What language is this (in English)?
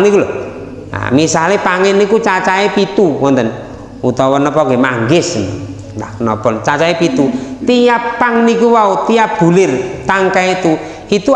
Indonesian